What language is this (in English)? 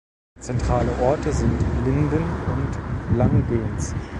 German